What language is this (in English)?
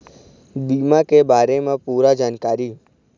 Chhattisgarhi